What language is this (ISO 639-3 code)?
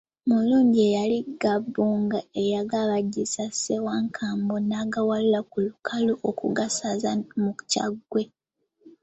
lug